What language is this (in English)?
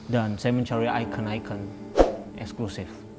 Indonesian